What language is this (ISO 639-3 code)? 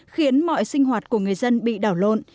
vie